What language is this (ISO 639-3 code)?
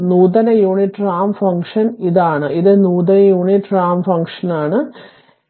mal